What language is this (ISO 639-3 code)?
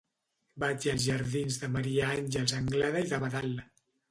cat